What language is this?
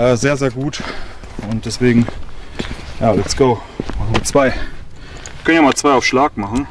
German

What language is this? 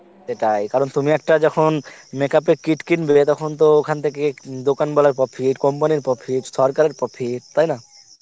Bangla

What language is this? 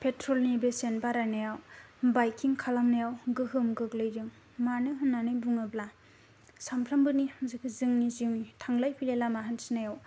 Bodo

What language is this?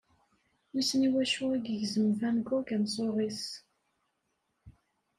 Kabyle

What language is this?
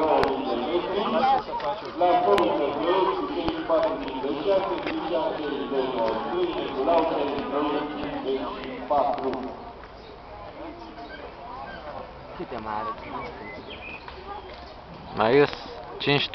Romanian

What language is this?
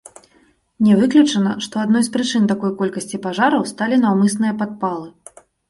Belarusian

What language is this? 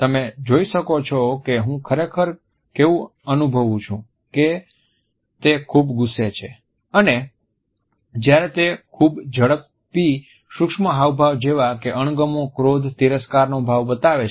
Gujarati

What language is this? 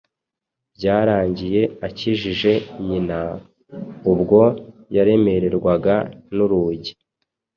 Kinyarwanda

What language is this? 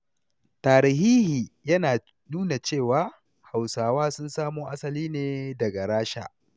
Hausa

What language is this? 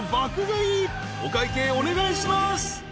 Japanese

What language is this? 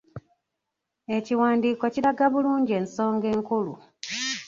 Ganda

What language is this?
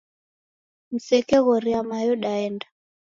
Taita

